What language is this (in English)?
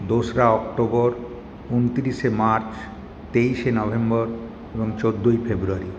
Bangla